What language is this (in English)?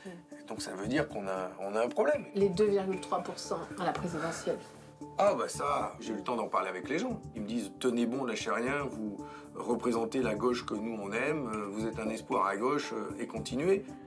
French